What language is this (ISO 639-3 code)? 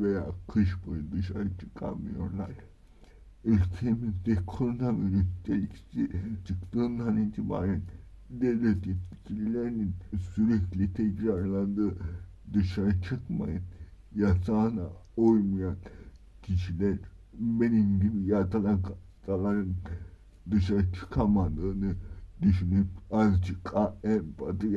tur